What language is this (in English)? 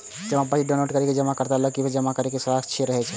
Maithili